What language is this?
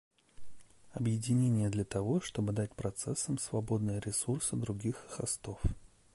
Russian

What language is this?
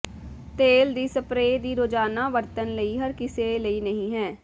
Punjabi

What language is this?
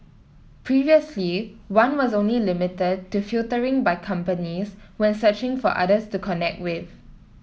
English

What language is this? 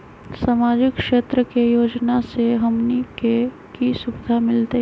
Magahi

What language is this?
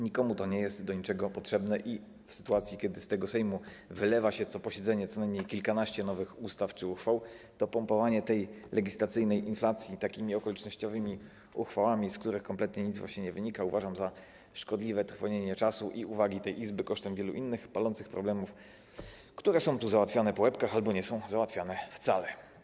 Polish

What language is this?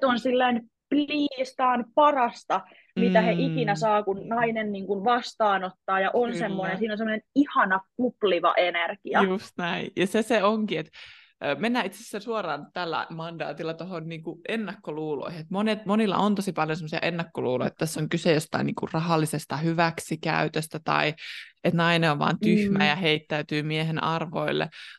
Finnish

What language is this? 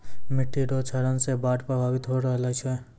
Maithili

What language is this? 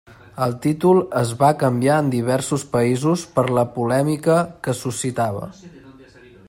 Catalan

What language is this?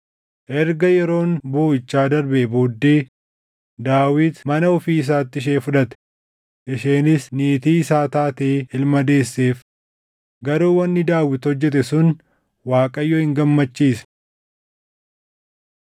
Oromo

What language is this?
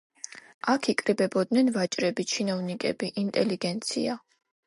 Georgian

